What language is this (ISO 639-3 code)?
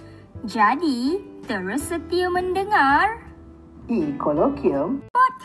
msa